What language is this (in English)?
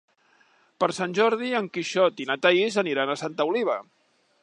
Catalan